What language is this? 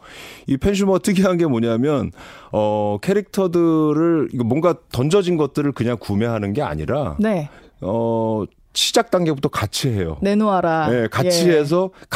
Korean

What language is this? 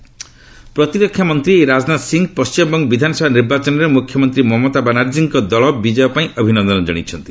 Odia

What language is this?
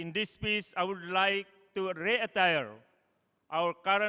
Indonesian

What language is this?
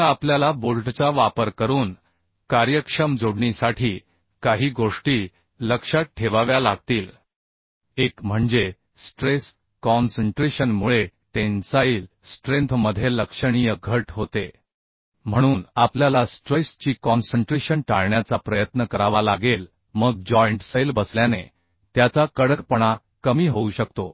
Marathi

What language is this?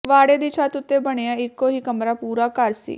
Punjabi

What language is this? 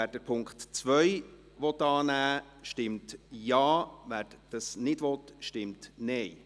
Swiss German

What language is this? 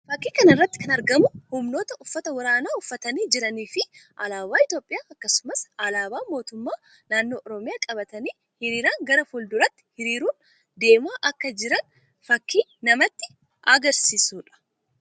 Oromo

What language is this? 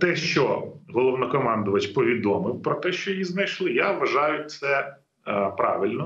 Ukrainian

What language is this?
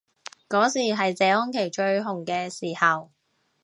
Cantonese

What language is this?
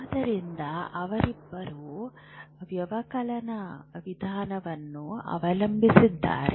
Kannada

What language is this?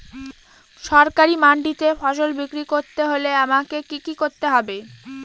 Bangla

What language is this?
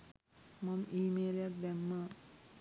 Sinhala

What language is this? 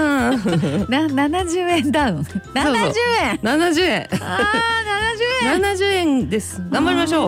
Japanese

